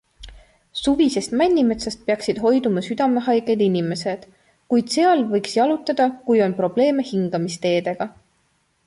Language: Estonian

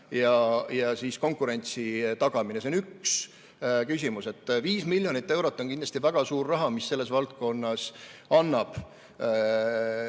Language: Estonian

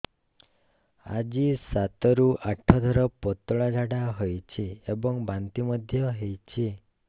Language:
Odia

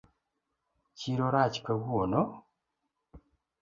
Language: Luo (Kenya and Tanzania)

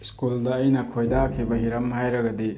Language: Manipuri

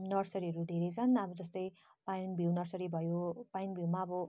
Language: Nepali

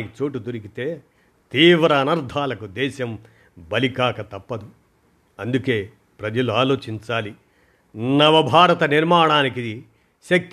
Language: Telugu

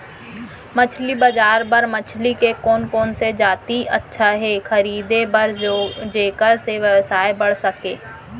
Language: Chhattisgarhi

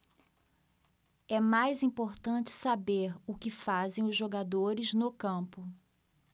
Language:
Portuguese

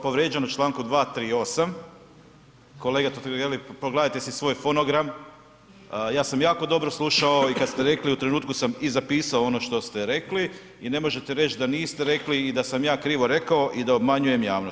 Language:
Croatian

